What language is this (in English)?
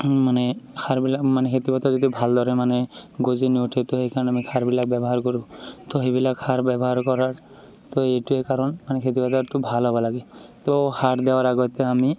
Assamese